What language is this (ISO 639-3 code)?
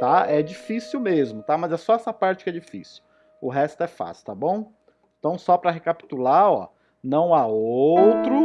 por